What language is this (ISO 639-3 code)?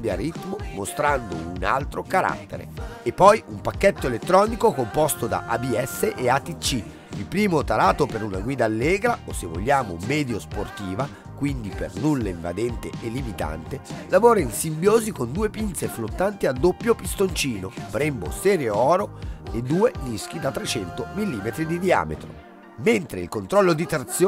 ita